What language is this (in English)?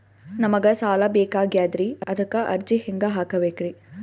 Kannada